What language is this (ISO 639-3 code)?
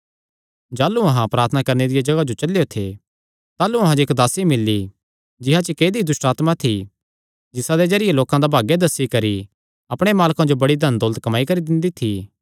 xnr